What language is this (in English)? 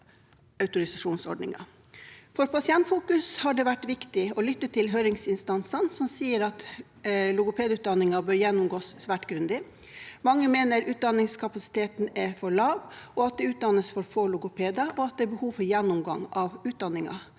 Norwegian